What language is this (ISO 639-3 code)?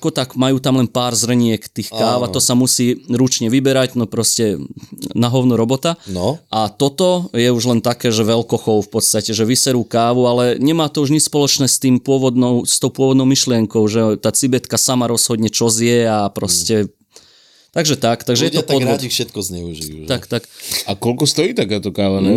slk